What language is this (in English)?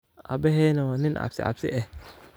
Somali